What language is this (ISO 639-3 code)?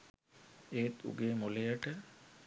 sin